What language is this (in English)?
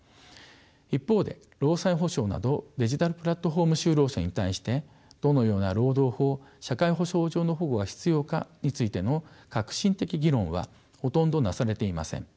Japanese